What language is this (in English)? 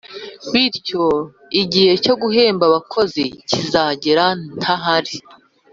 Kinyarwanda